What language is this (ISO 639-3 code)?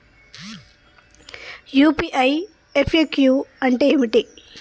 tel